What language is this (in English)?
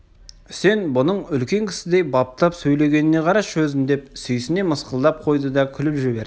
Kazakh